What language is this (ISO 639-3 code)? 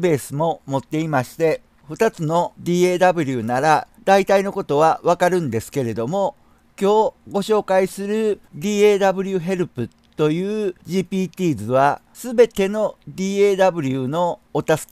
jpn